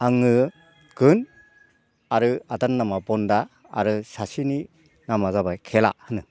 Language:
Bodo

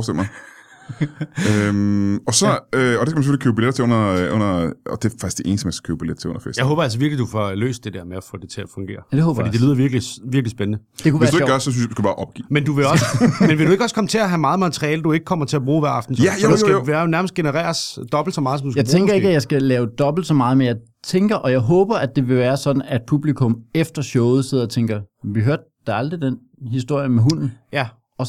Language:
Danish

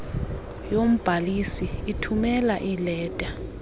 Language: Xhosa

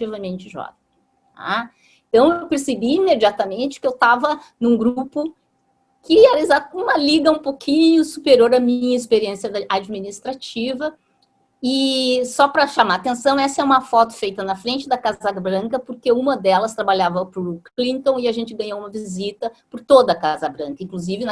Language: Portuguese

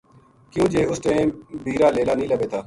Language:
Gujari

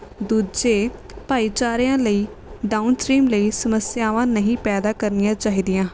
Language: Punjabi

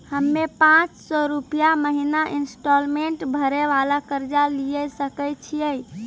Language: Maithili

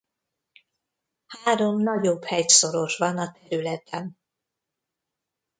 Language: Hungarian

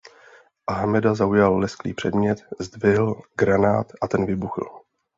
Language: Czech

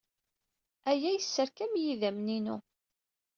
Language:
Kabyle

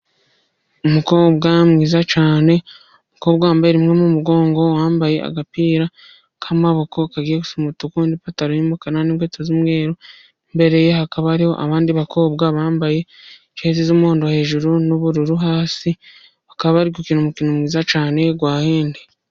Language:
Kinyarwanda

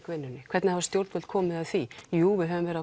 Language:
Icelandic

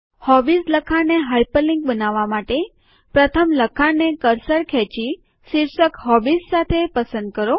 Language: Gujarati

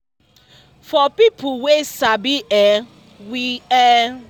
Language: Nigerian Pidgin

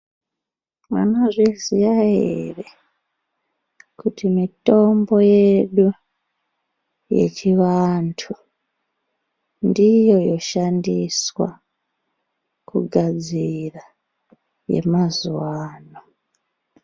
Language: Ndau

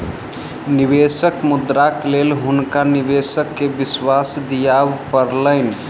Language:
Maithili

